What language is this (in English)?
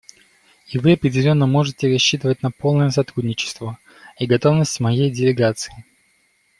Russian